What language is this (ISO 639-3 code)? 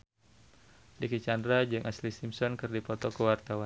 sun